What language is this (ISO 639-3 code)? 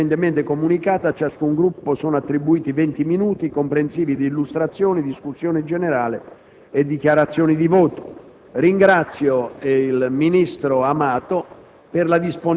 ita